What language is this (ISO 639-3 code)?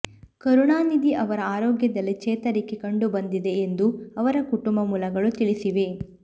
kan